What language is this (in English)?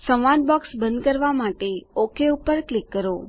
Gujarati